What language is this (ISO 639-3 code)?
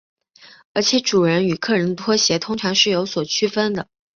zho